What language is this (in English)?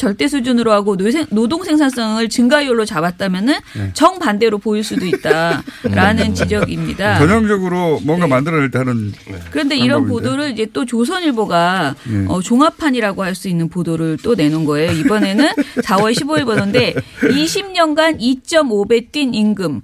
Korean